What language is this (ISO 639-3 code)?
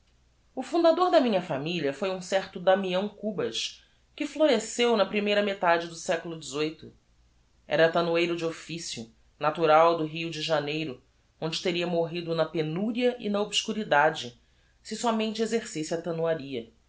por